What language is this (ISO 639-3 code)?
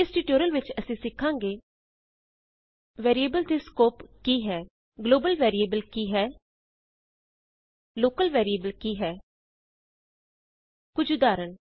pan